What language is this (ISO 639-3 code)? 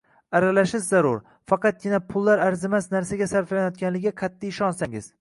uzb